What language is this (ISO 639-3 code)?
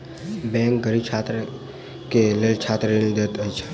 mai